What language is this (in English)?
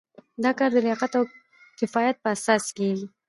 Pashto